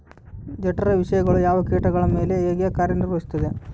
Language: Kannada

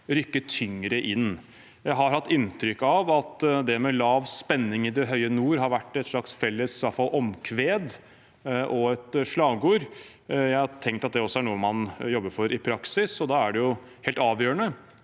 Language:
Norwegian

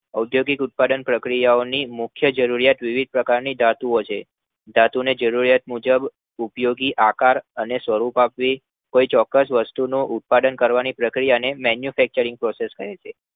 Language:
Gujarati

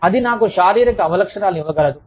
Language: Telugu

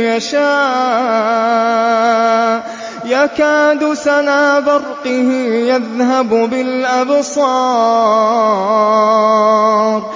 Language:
Arabic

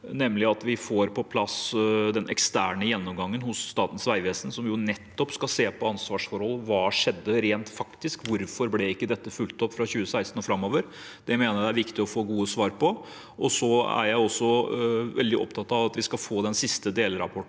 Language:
Norwegian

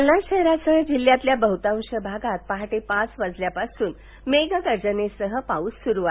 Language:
Marathi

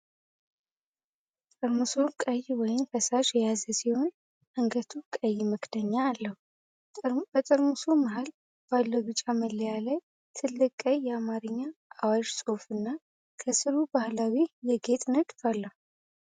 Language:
Amharic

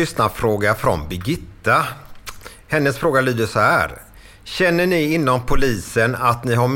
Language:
Swedish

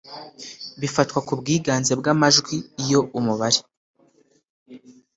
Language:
Kinyarwanda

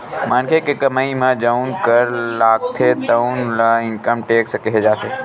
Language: Chhattisgarhi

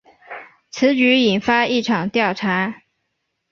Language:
Chinese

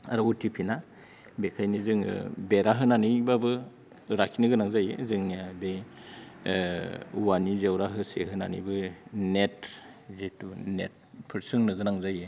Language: Bodo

